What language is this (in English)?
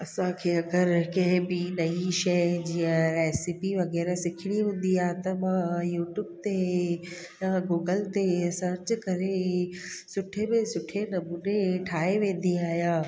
Sindhi